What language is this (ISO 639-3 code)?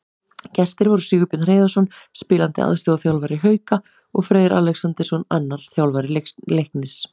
isl